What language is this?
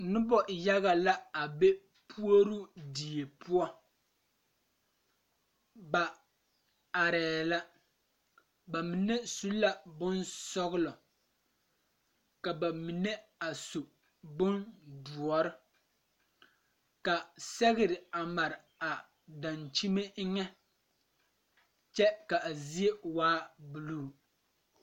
Southern Dagaare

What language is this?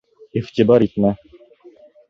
Bashkir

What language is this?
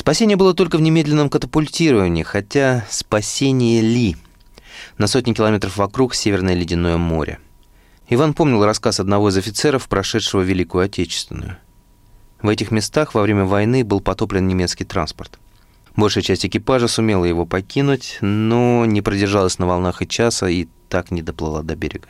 Russian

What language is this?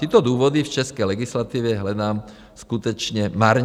Czech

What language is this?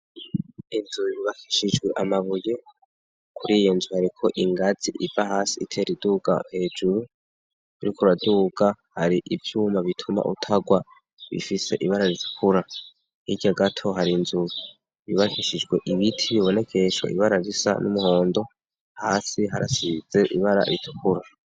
Rundi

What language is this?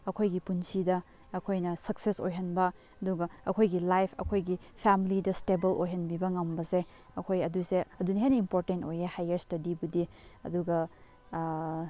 Manipuri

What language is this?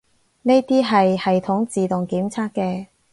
Cantonese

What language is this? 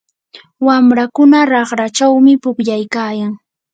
Yanahuanca Pasco Quechua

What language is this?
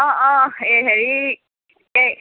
Assamese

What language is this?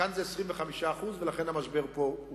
Hebrew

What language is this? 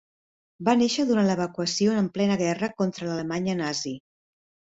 Catalan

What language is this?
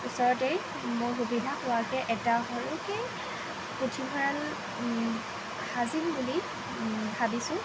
Assamese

